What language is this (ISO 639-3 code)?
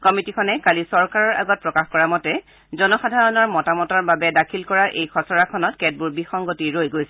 asm